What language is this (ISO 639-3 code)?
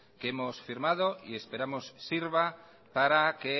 spa